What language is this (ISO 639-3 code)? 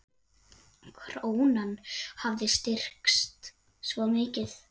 isl